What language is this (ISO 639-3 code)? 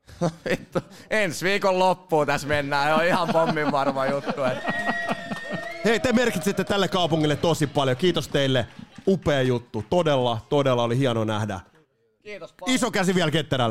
fin